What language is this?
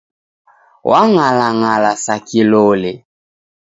Taita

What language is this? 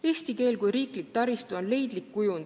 Estonian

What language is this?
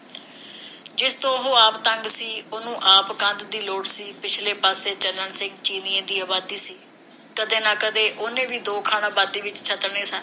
Punjabi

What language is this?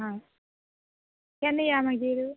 Konkani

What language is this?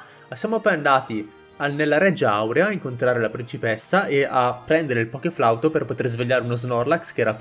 Italian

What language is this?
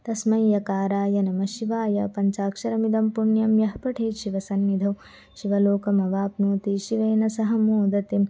Sanskrit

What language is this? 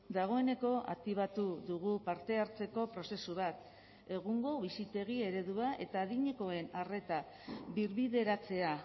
Basque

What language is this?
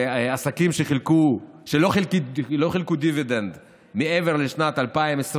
Hebrew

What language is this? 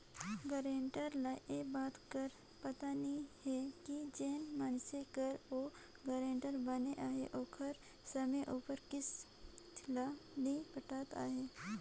Chhattisgarhi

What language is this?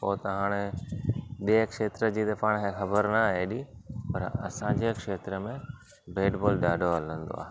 Sindhi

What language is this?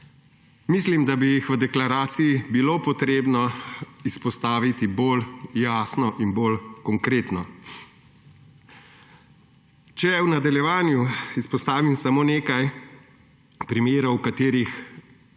Slovenian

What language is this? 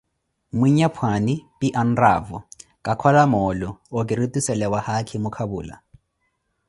Koti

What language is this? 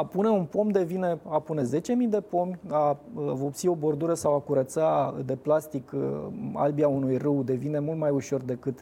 Romanian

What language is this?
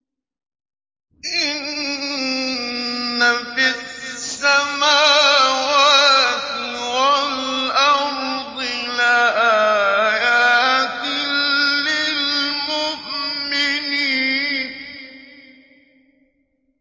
Arabic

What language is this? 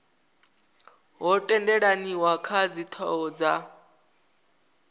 Venda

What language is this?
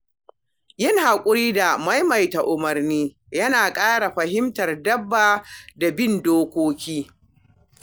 Hausa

